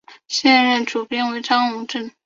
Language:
Chinese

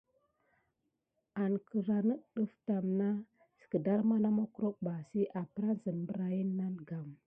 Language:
Gidar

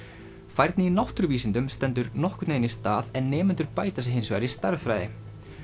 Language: Icelandic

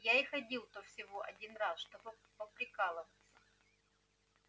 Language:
Russian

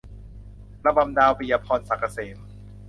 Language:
Thai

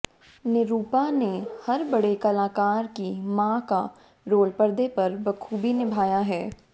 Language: Hindi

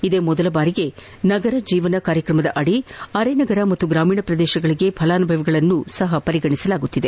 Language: Kannada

